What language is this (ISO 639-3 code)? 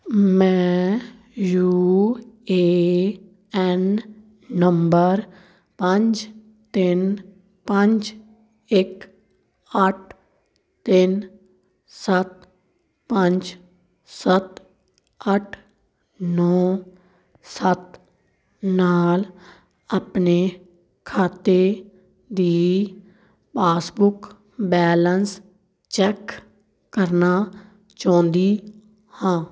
pan